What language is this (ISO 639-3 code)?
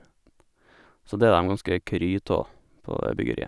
nor